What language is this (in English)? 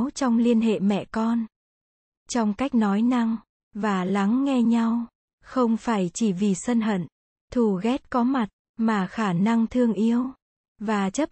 Vietnamese